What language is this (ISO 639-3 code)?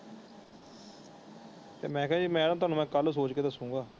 pan